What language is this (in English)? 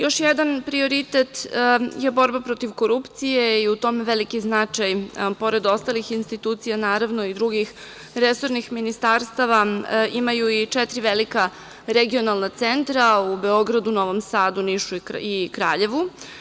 Serbian